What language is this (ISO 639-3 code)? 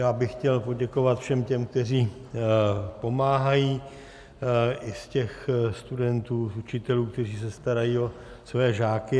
ces